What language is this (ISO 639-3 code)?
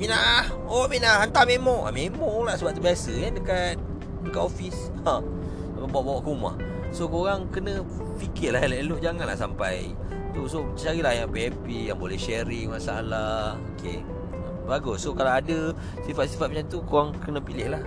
msa